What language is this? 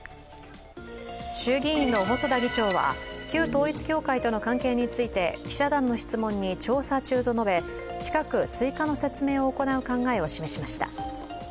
Japanese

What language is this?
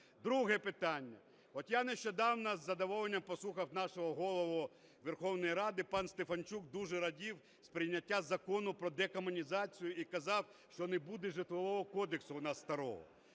Ukrainian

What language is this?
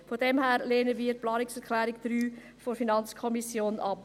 Swiss German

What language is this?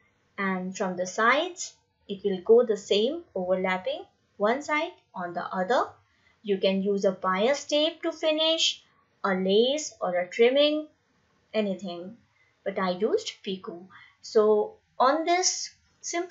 English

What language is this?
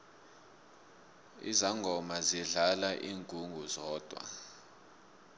South Ndebele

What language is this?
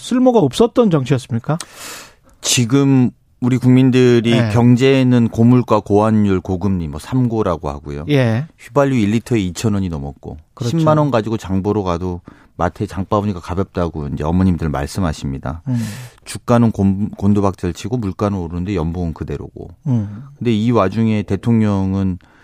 Korean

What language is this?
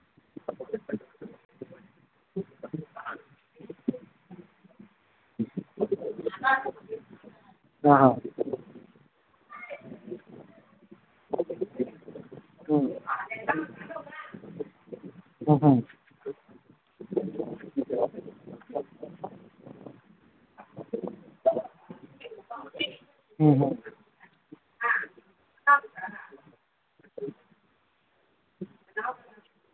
Manipuri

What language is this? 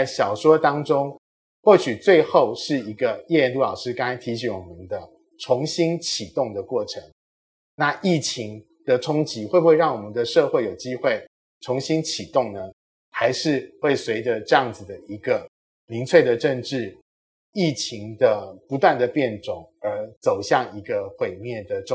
Chinese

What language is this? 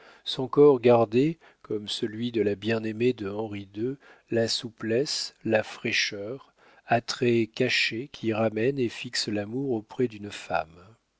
French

